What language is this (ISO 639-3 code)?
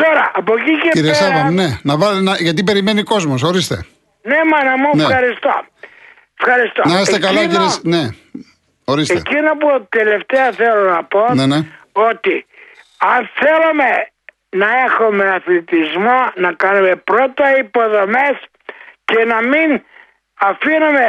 ell